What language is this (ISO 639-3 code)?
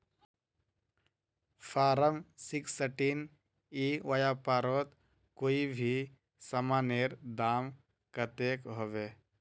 mag